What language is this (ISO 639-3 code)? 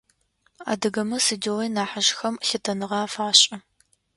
ady